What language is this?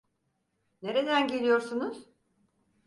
Turkish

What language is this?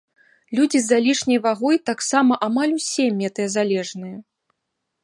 Belarusian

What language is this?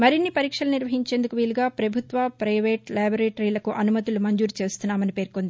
Telugu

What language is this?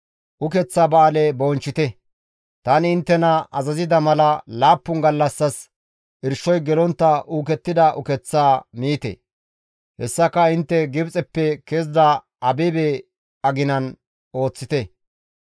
Gamo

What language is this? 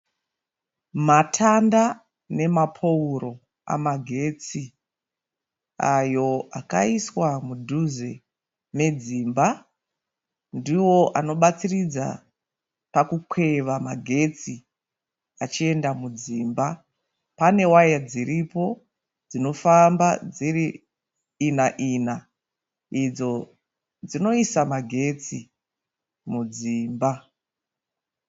Shona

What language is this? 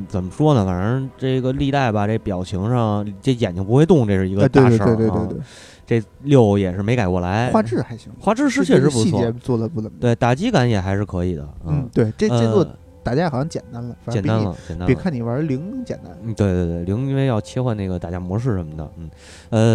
Chinese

